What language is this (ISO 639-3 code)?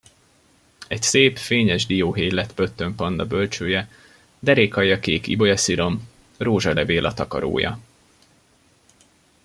hun